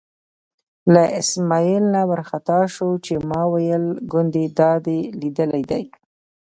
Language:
Pashto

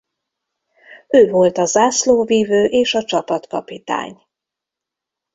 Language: Hungarian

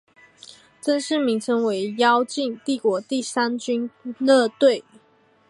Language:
Chinese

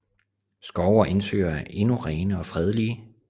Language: Danish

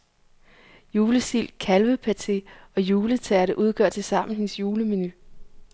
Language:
Danish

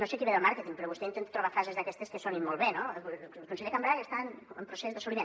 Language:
Catalan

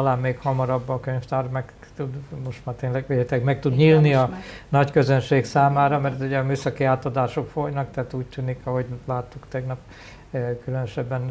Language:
Hungarian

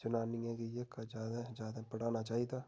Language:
Dogri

